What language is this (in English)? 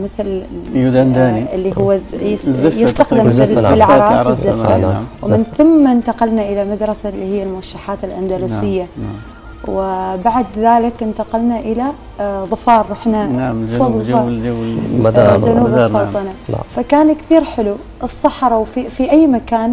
Arabic